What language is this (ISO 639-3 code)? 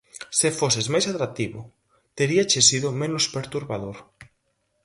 glg